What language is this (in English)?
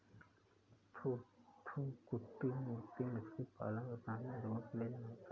Hindi